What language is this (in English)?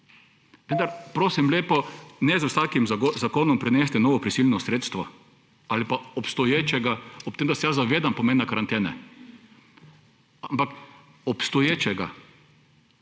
Slovenian